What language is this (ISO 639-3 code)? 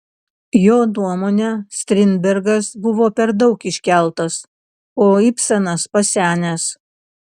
lit